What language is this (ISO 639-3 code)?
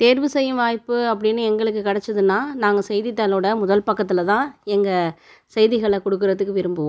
tam